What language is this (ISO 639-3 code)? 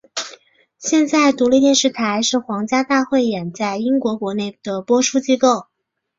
zho